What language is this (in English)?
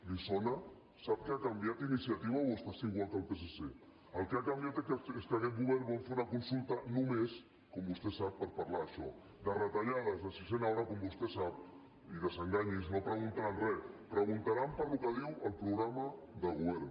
Catalan